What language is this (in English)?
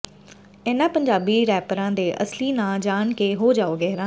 Punjabi